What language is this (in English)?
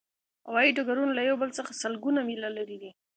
Pashto